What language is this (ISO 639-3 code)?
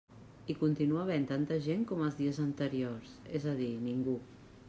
cat